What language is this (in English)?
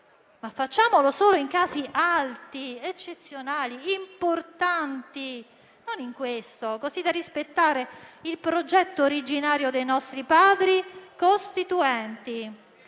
Italian